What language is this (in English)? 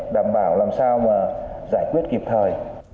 Vietnamese